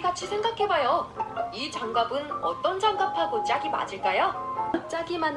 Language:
Korean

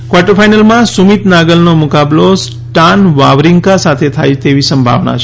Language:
Gujarati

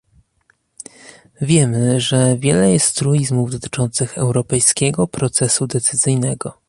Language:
Polish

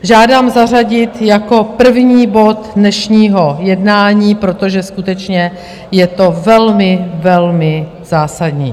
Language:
Czech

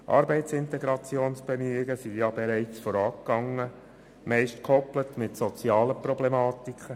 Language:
Swiss German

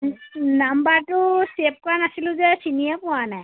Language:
Assamese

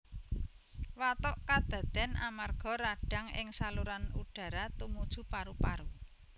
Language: Javanese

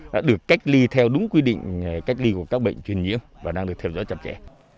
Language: Vietnamese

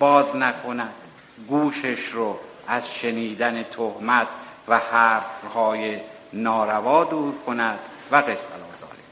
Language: Persian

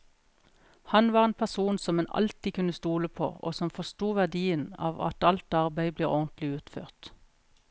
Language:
Norwegian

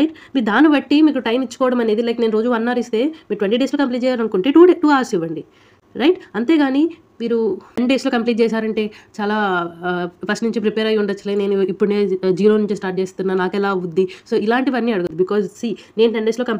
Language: Telugu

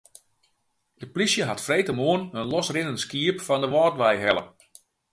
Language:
Western Frisian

